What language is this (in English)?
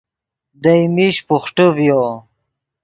Yidgha